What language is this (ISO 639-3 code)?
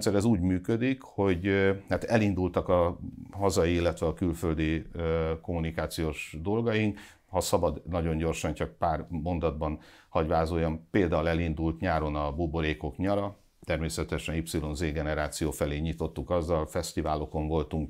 hun